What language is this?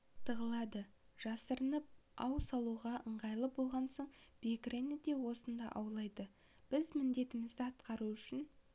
Kazakh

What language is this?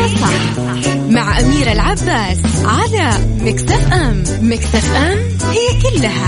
Arabic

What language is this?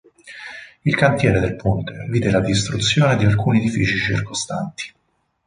Italian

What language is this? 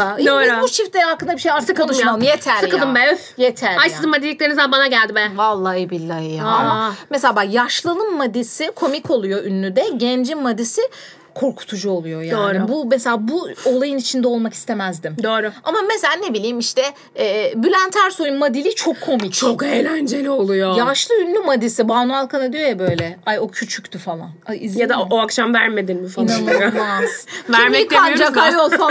Turkish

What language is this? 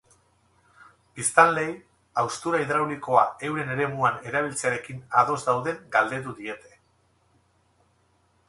Basque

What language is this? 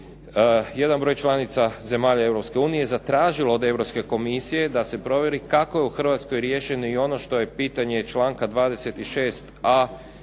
Croatian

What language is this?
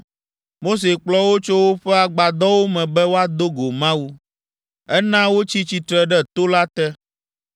Ewe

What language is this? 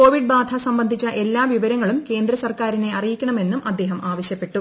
Malayalam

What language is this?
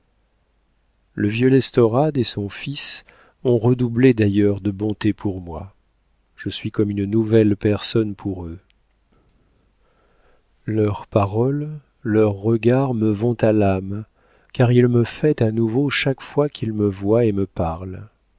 French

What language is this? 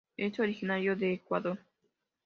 Spanish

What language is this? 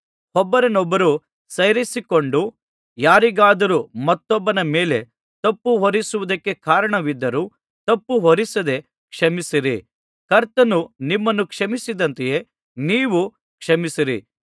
Kannada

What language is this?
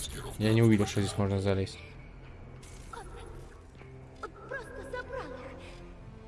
Russian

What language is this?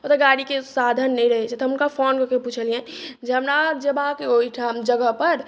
Maithili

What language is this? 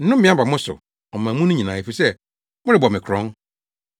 Akan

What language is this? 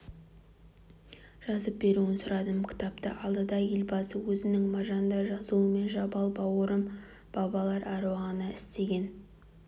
Kazakh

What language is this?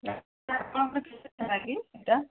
Odia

